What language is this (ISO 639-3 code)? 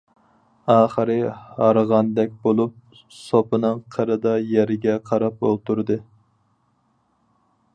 uig